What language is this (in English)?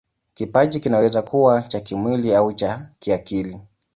Swahili